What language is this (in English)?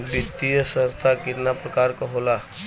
Bhojpuri